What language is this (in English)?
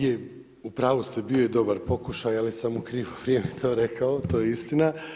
Croatian